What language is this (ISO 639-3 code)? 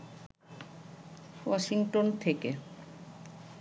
ben